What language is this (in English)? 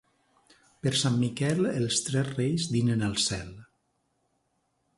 Catalan